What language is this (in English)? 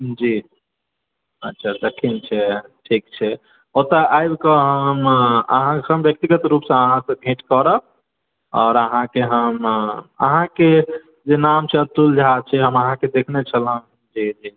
Maithili